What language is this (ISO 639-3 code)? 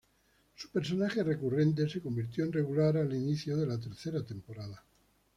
spa